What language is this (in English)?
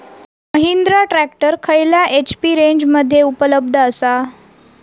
Marathi